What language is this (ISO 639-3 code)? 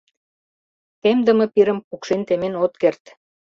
chm